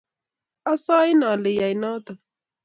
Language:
Kalenjin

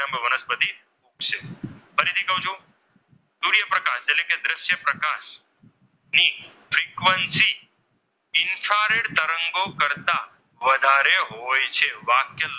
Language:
Gujarati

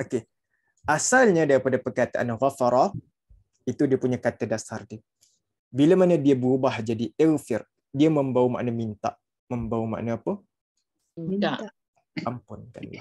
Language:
Malay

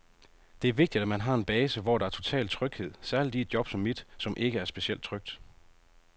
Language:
Danish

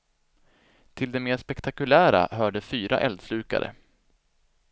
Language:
Swedish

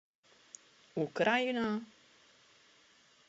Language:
Czech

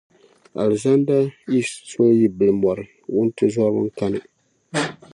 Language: Dagbani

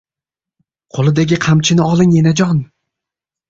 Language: Uzbek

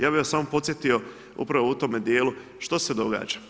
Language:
Croatian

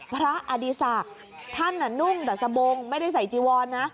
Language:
Thai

